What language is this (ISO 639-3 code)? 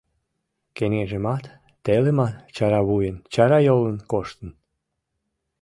chm